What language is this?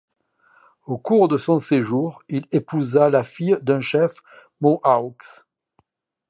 French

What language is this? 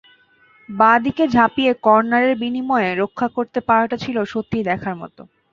Bangla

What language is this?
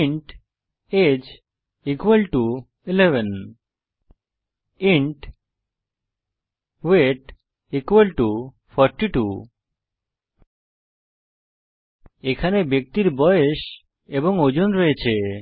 Bangla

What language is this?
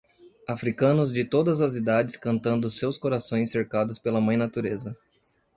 Portuguese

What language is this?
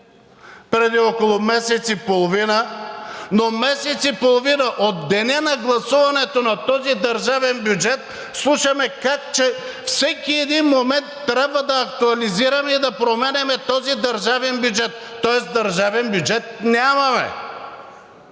Bulgarian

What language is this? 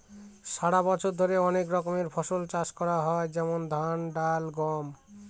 Bangla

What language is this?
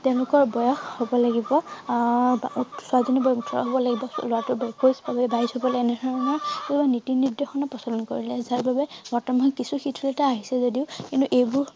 Assamese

